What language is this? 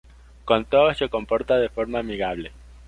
Spanish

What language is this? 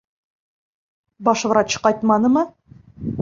Bashkir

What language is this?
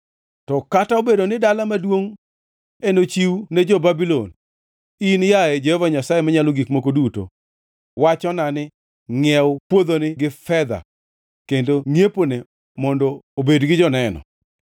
Luo (Kenya and Tanzania)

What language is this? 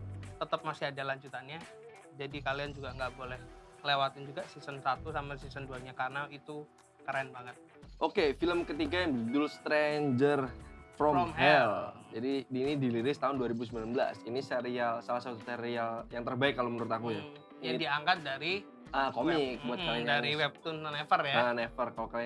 Indonesian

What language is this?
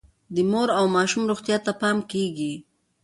Pashto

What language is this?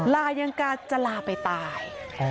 Thai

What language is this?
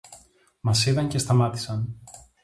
Greek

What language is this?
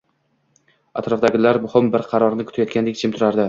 Uzbek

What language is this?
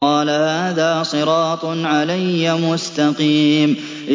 Arabic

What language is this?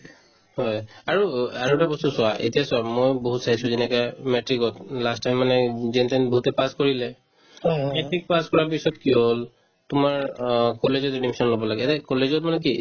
Assamese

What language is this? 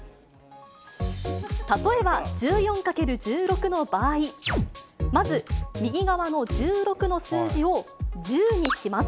Japanese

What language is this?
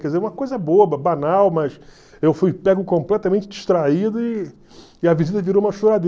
Portuguese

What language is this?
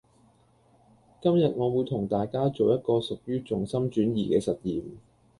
Cantonese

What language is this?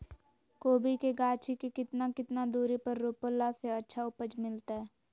Magahi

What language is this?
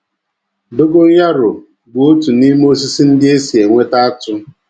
Igbo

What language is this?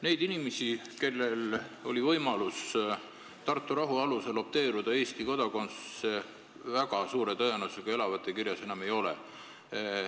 Estonian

